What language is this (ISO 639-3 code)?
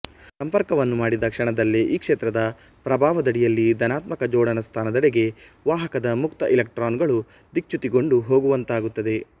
kan